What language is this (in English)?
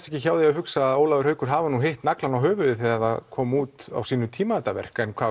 Icelandic